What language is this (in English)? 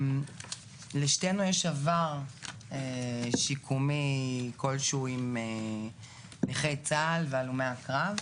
Hebrew